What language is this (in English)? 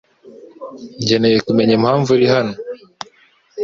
Kinyarwanda